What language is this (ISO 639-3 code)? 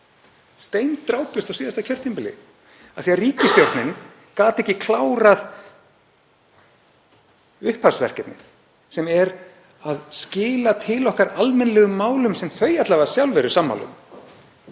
isl